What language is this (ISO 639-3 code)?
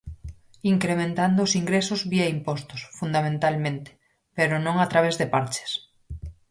glg